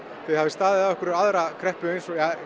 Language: Icelandic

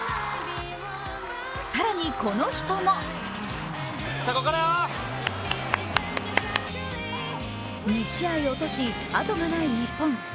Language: Japanese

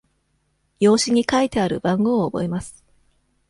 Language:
Japanese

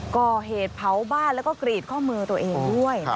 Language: Thai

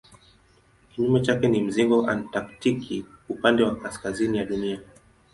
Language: Swahili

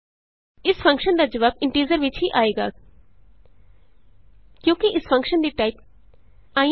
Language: Punjabi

